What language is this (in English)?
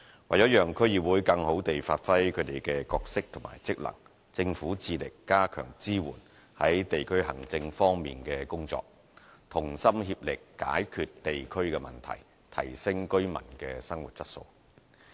Cantonese